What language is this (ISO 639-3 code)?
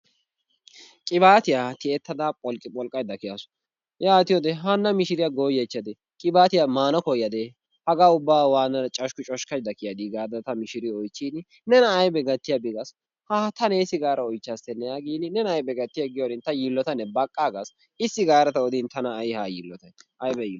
wal